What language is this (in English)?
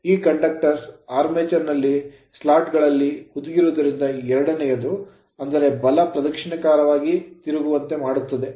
Kannada